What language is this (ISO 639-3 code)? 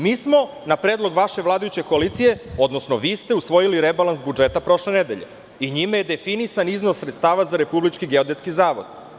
srp